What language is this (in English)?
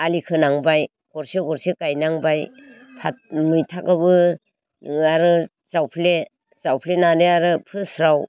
Bodo